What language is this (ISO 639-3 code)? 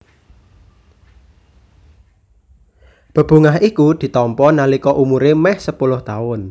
jav